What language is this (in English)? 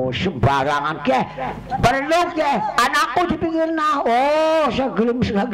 Indonesian